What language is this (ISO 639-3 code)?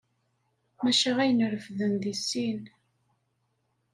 kab